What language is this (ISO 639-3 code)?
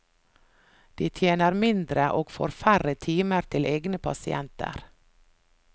nor